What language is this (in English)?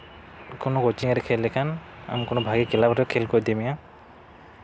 Santali